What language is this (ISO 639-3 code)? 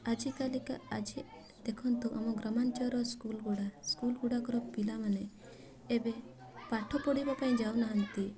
ori